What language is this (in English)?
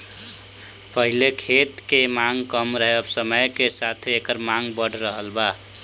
Bhojpuri